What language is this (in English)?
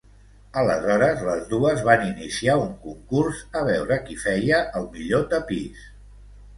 Catalan